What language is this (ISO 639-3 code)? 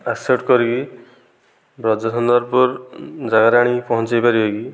ori